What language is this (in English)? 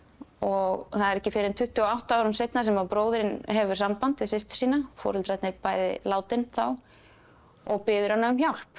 Icelandic